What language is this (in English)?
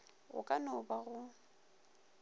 Northern Sotho